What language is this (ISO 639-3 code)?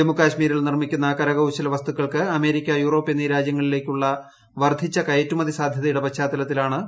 mal